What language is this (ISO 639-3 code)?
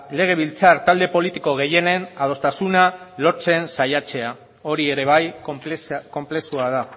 eus